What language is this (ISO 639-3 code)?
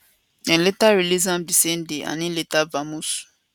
pcm